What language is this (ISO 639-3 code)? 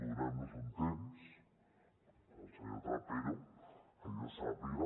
cat